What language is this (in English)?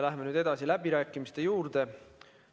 Estonian